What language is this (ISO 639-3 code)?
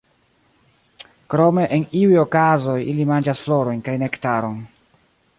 epo